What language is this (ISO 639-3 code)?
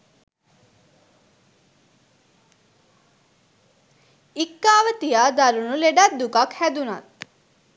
sin